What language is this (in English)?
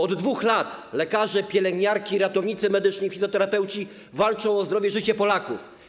Polish